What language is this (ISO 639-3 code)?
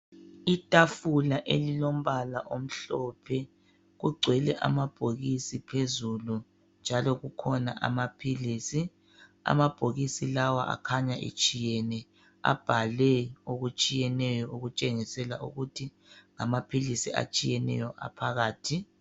nde